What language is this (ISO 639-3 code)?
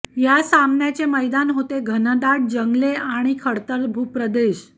mar